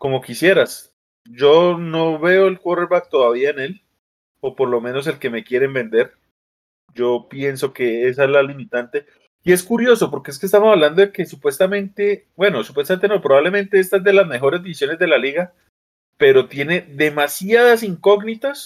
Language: Spanish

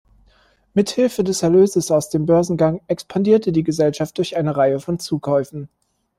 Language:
German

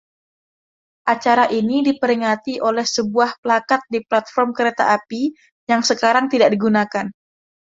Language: Indonesian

